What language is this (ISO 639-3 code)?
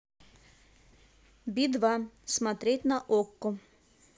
rus